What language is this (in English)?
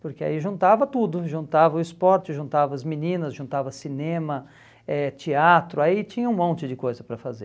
Portuguese